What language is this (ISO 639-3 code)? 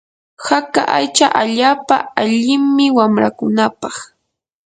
qur